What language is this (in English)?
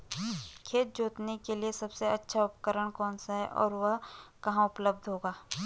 Hindi